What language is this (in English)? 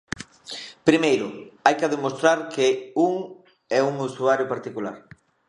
Galician